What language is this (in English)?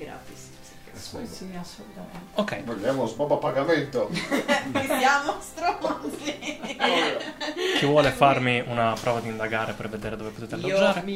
Italian